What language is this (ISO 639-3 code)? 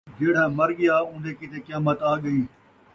skr